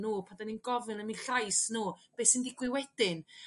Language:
Welsh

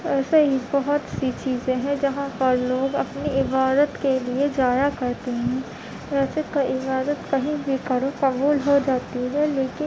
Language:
Urdu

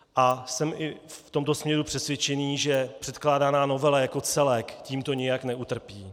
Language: Czech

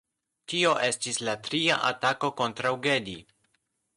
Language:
Esperanto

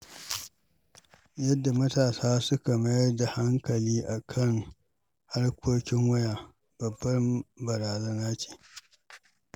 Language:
Hausa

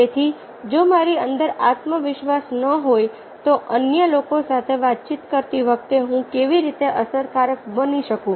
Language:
Gujarati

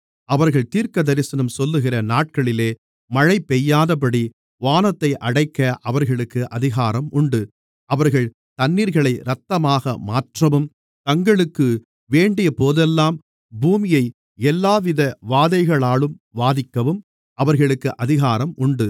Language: Tamil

